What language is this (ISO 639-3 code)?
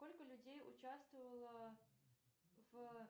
rus